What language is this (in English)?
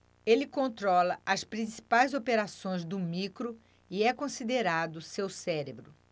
Portuguese